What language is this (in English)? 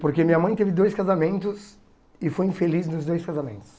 Portuguese